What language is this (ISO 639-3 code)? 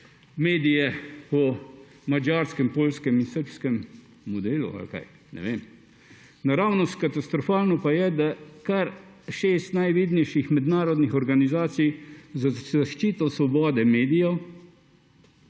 slv